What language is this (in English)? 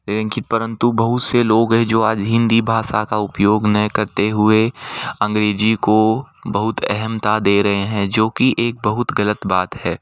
Hindi